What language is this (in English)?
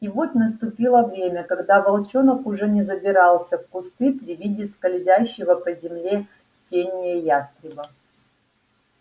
Russian